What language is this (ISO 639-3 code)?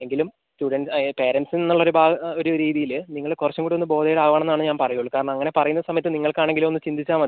mal